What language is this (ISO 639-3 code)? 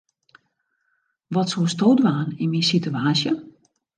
fry